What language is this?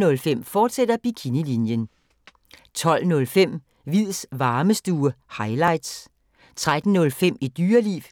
Danish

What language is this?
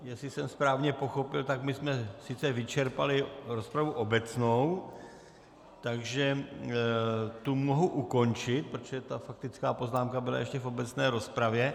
Czech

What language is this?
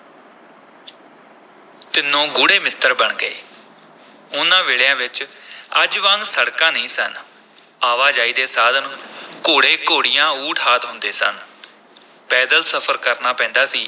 Punjabi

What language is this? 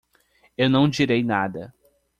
Portuguese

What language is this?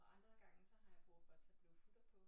Danish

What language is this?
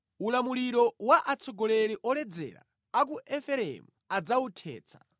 Nyanja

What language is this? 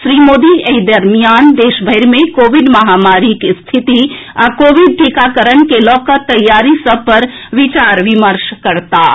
Maithili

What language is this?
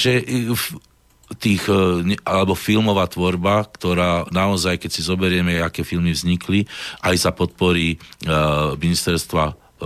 Slovak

